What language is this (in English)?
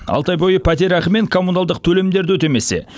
Kazakh